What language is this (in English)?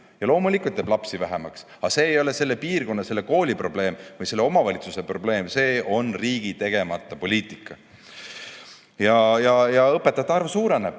Estonian